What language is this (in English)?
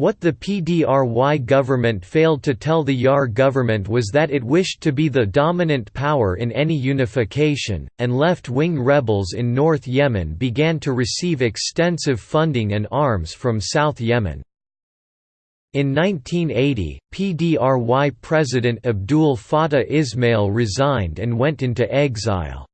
English